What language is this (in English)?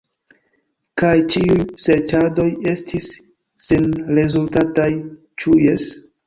Esperanto